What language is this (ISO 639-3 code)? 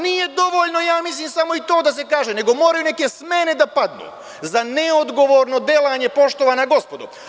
srp